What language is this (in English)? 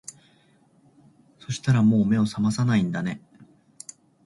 Japanese